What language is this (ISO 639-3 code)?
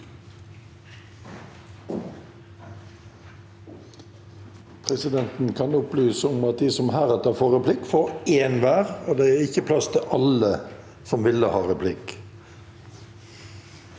nor